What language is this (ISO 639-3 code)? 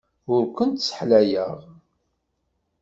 kab